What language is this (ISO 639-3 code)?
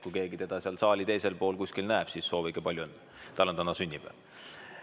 est